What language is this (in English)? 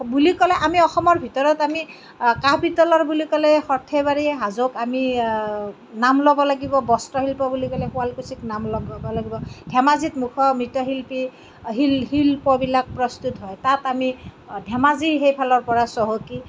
Assamese